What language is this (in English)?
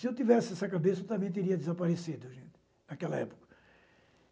Portuguese